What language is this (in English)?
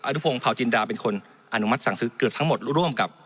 Thai